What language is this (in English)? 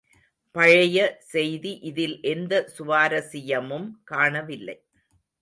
Tamil